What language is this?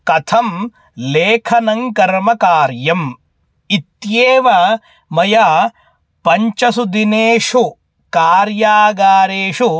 Sanskrit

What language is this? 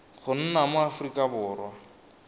Tswana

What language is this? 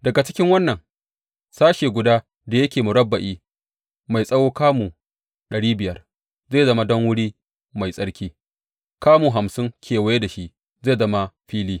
Hausa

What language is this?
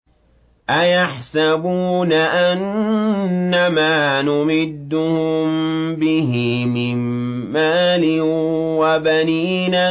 Arabic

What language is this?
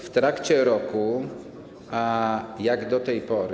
Polish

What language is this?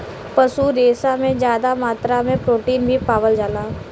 Bhojpuri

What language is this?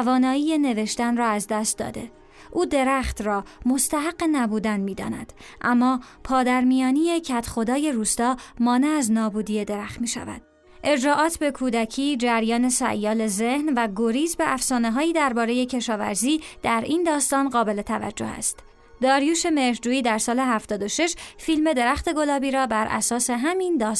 Persian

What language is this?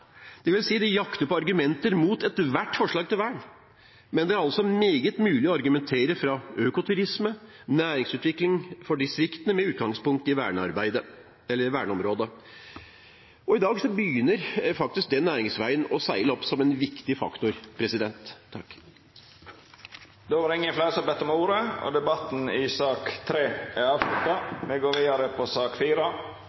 Norwegian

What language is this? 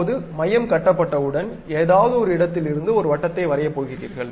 Tamil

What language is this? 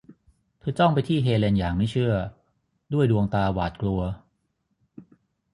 Thai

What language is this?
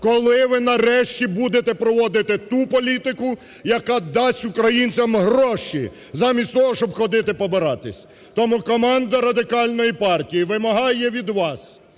Ukrainian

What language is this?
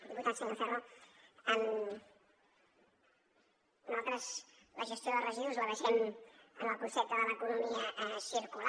Catalan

